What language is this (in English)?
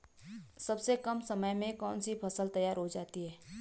Hindi